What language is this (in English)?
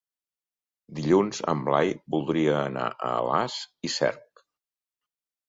Catalan